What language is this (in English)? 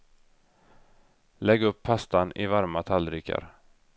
Swedish